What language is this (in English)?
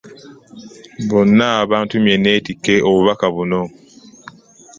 Ganda